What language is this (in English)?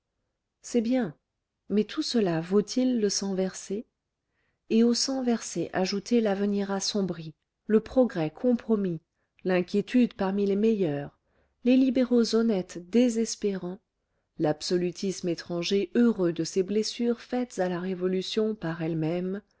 French